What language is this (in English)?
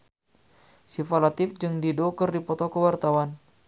Sundanese